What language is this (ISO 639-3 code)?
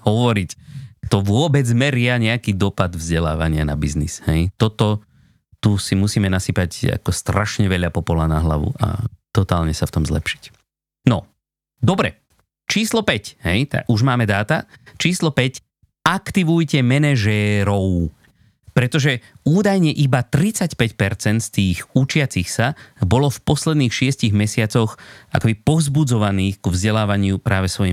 slk